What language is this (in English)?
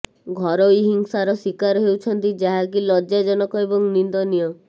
Odia